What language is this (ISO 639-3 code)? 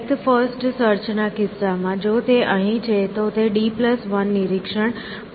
guj